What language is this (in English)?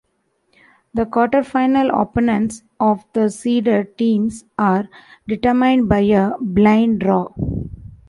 English